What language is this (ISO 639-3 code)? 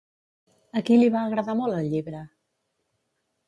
cat